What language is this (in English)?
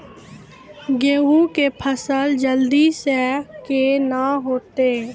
Maithili